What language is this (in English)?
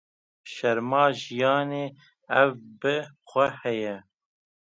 Kurdish